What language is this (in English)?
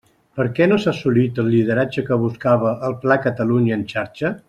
Catalan